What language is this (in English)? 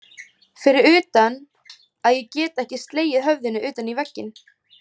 Icelandic